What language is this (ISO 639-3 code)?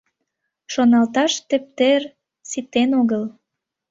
chm